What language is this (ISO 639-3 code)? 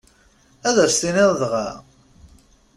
kab